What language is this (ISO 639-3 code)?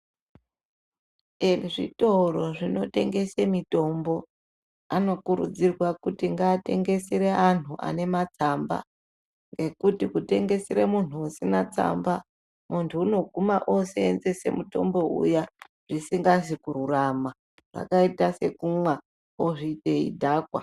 ndc